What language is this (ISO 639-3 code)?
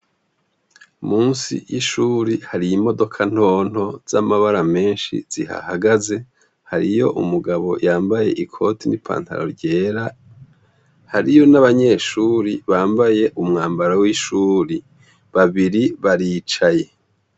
run